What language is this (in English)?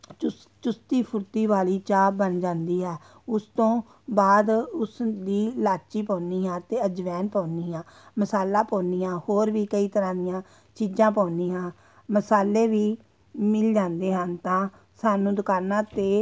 Punjabi